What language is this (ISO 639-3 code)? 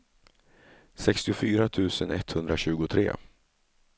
swe